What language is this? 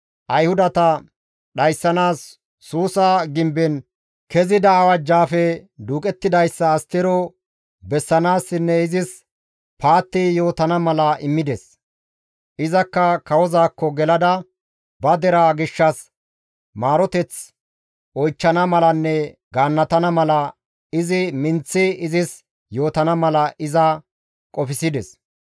Gamo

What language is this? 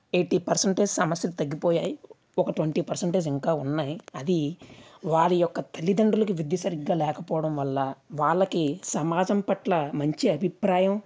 Telugu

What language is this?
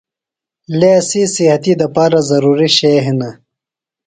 Phalura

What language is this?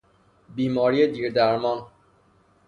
Persian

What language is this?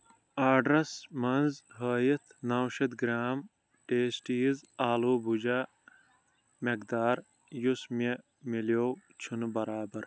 Kashmiri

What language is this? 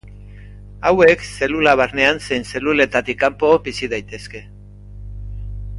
Basque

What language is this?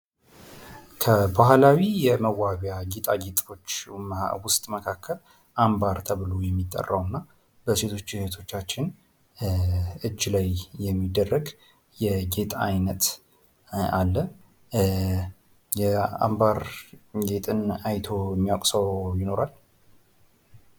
Amharic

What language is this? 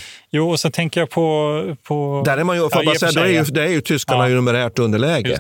Swedish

